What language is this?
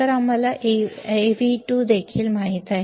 Marathi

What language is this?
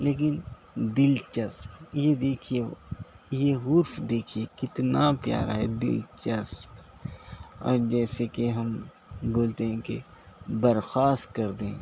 Urdu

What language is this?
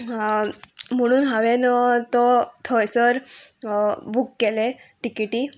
Konkani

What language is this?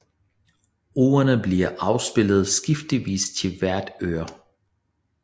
Danish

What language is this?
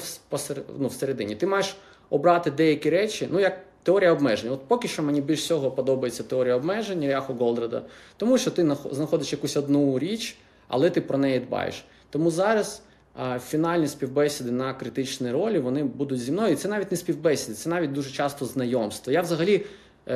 Ukrainian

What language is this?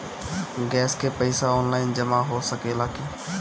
Bhojpuri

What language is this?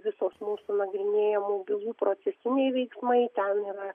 Lithuanian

